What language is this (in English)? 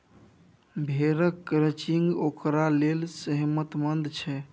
Maithili